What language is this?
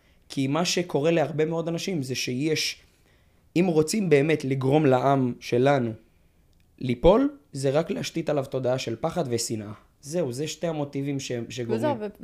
Hebrew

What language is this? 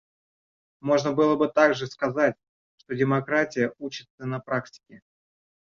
Russian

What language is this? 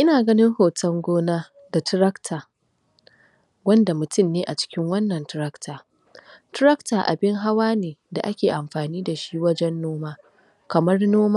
Hausa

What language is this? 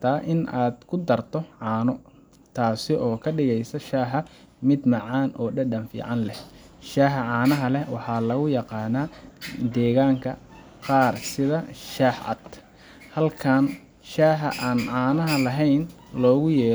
Somali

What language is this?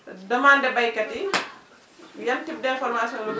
Wolof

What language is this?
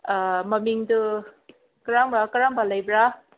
Manipuri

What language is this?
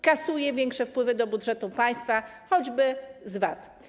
Polish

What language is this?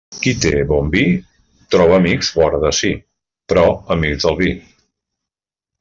Catalan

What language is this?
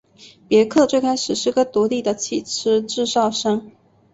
Chinese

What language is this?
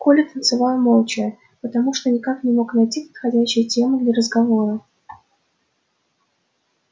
Russian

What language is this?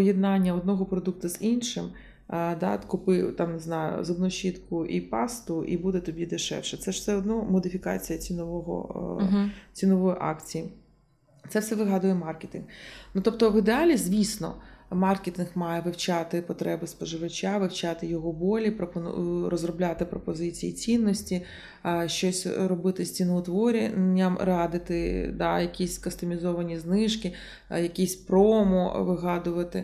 Ukrainian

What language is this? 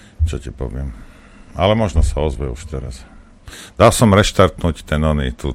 Slovak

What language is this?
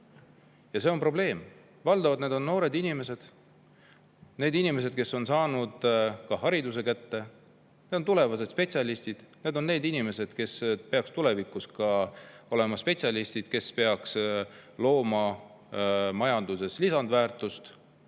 Estonian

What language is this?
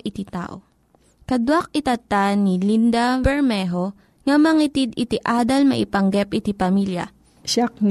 Filipino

